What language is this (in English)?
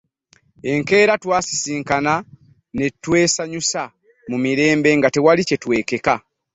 Ganda